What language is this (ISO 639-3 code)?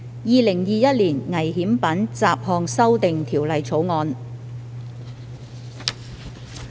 yue